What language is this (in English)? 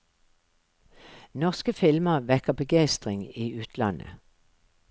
Norwegian